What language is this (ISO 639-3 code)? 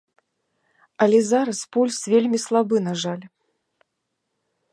bel